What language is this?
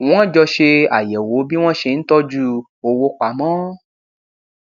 Yoruba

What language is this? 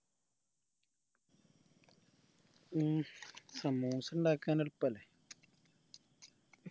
Malayalam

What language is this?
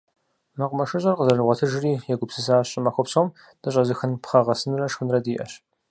Kabardian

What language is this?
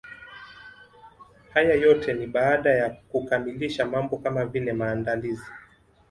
Swahili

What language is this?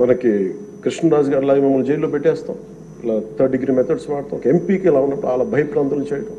Telugu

